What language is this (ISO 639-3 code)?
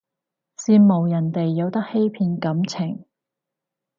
yue